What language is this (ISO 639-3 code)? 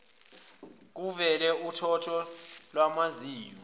zul